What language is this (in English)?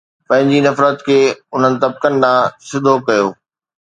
Sindhi